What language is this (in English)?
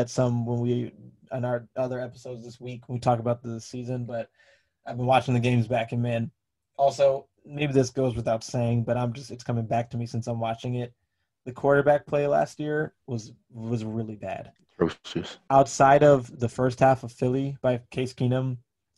English